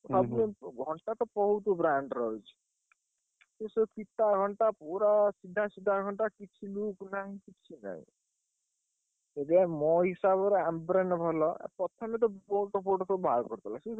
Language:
Odia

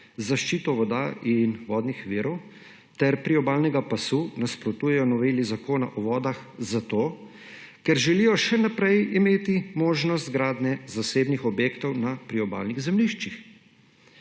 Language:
Slovenian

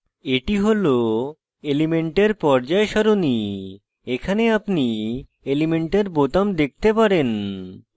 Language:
Bangla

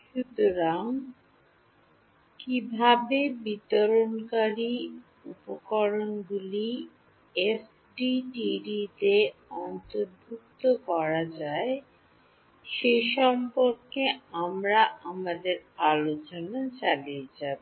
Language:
Bangla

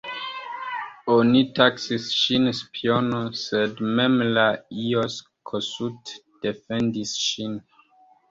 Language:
Esperanto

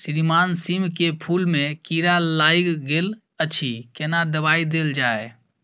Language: Maithili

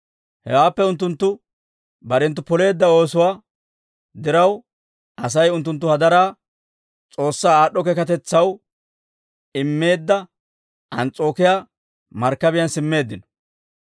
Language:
Dawro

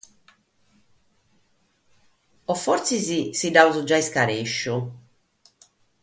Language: Sardinian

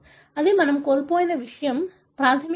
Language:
Telugu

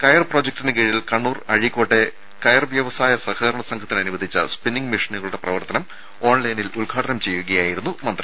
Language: Malayalam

